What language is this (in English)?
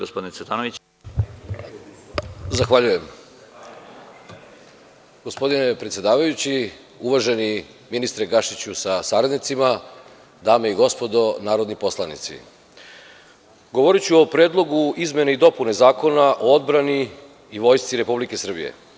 Serbian